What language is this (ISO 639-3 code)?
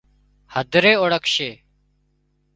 kxp